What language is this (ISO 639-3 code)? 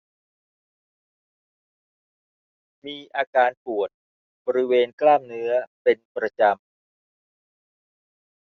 tha